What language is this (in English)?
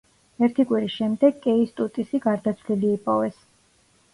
Georgian